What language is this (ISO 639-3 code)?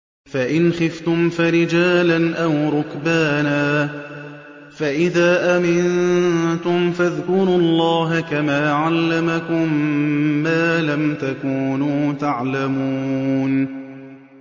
ara